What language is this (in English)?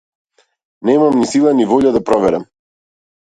Macedonian